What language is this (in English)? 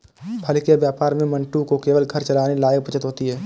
Hindi